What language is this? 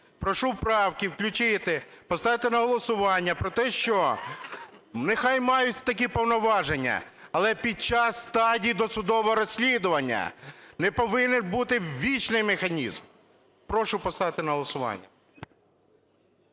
Ukrainian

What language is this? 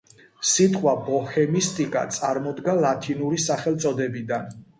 Georgian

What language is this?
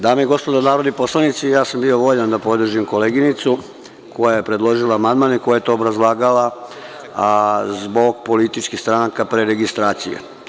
Serbian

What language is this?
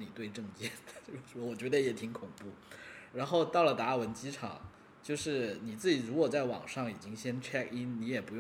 Chinese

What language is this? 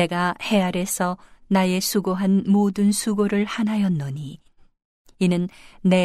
Korean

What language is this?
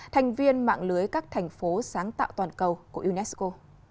Vietnamese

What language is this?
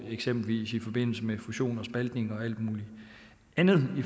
Danish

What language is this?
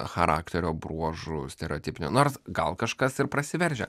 Lithuanian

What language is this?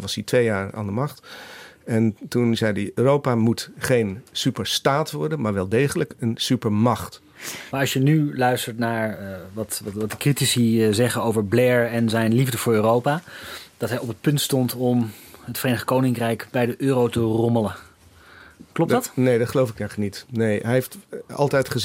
Dutch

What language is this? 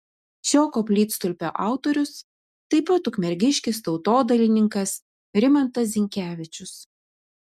Lithuanian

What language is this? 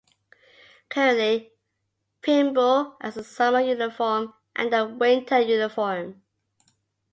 English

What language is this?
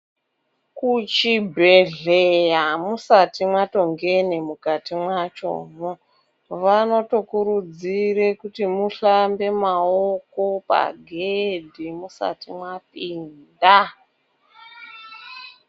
Ndau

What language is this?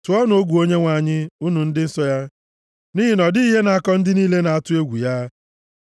Igbo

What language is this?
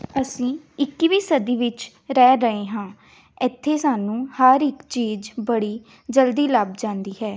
Punjabi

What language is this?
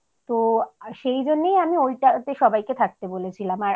Bangla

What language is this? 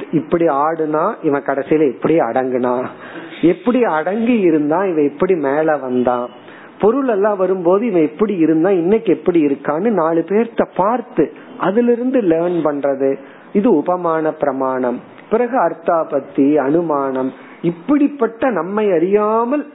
Tamil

